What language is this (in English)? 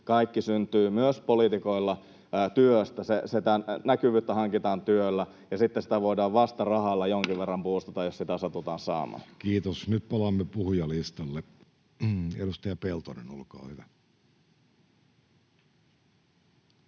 Finnish